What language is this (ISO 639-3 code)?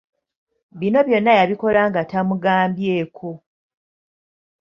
lug